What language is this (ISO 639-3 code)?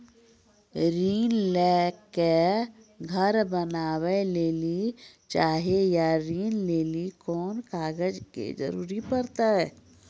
mai